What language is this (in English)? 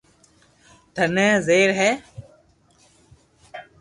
Loarki